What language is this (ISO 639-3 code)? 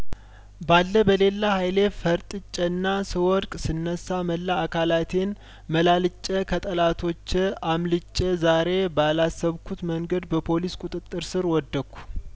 amh